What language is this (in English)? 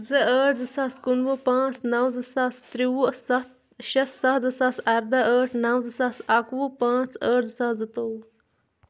Kashmiri